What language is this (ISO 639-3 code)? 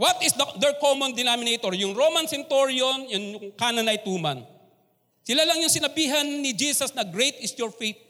fil